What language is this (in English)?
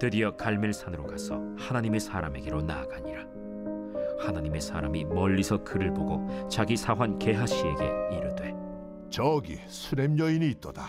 Korean